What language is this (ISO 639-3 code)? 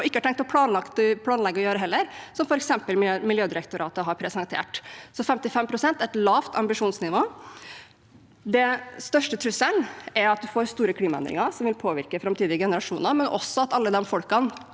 nor